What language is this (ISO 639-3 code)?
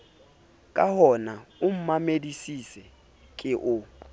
sot